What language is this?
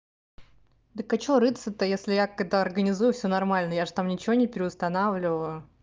Russian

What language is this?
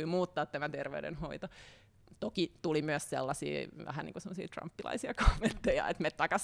Finnish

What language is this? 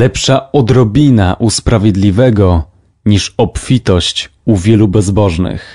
Polish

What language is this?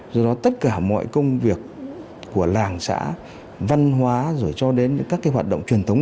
Vietnamese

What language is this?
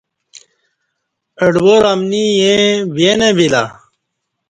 Kati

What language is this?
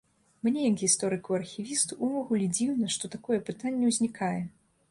Belarusian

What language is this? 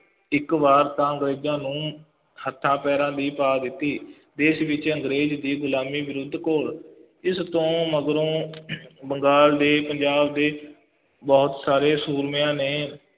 Punjabi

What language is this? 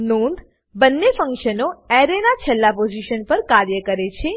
Gujarati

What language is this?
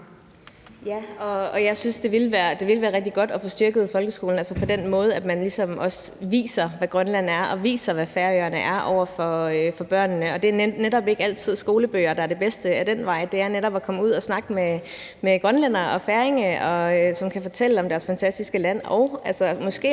Danish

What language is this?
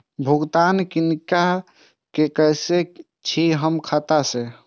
Maithili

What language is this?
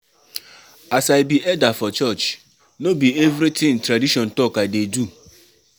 Nigerian Pidgin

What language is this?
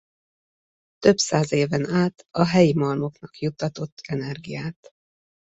Hungarian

